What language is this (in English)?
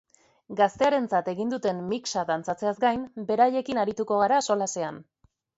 Basque